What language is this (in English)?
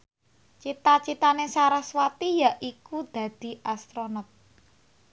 Javanese